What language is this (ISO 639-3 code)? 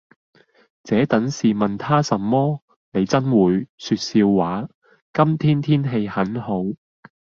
yue